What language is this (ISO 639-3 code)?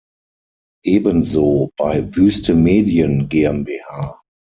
deu